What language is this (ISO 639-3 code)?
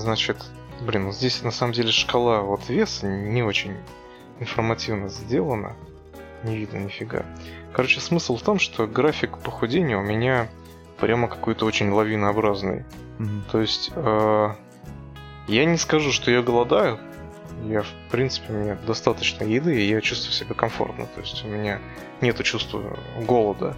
rus